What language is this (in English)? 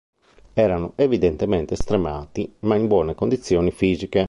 Italian